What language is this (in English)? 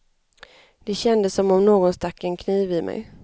Swedish